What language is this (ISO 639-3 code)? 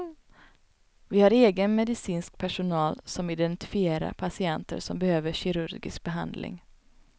swe